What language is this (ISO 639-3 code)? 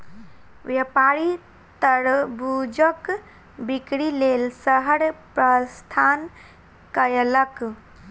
mai